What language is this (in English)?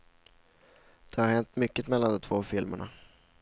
Swedish